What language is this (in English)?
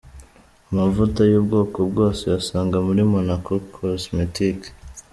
Kinyarwanda